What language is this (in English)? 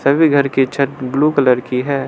Hindi